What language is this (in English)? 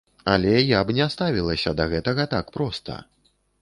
Belarusian